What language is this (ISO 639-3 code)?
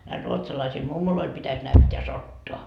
fin